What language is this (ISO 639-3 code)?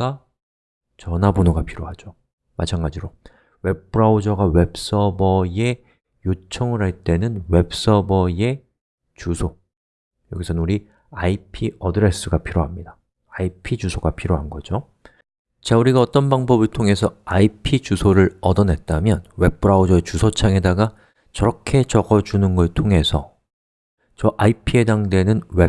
kor